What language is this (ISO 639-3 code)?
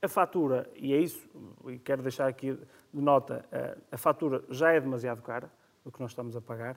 por